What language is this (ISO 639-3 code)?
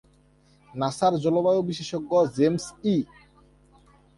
ben